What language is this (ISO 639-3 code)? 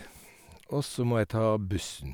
nor